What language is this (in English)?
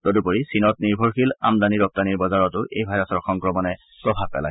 Assamese